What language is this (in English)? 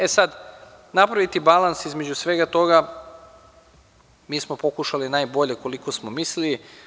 Serbian